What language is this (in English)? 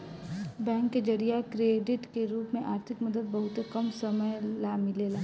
Bhojpuri